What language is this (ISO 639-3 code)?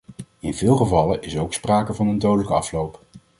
nld